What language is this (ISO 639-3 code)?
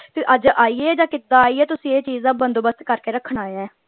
pan